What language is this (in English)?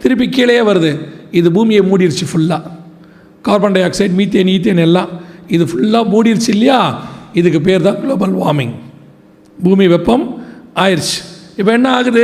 Tamil